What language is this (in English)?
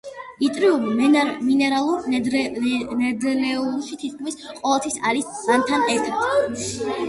Georgian